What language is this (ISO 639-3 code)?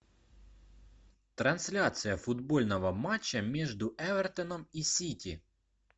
rus